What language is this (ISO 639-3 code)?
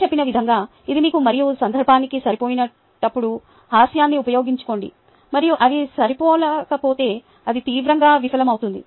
tel